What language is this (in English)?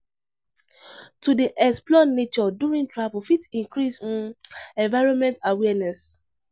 Nigerian Pidgin